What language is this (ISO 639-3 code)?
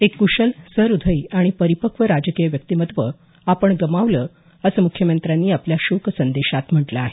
mar